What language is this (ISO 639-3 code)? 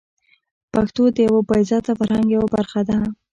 pus